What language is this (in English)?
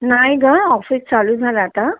Marathi